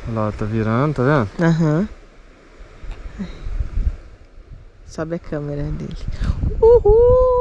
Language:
Portuguese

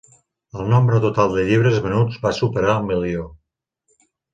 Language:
Catalan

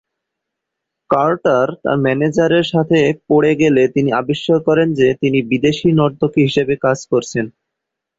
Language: Bangla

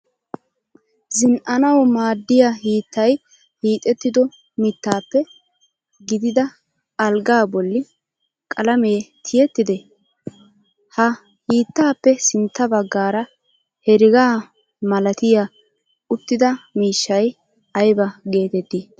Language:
Wolaytta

